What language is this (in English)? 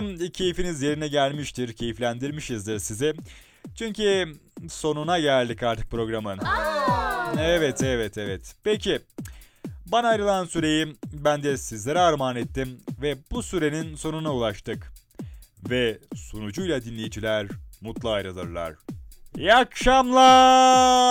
Turkish